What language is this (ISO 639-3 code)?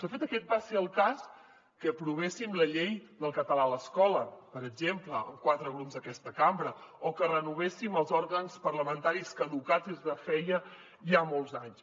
cat